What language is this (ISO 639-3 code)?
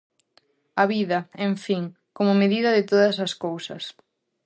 glg